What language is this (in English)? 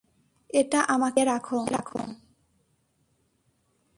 Bangla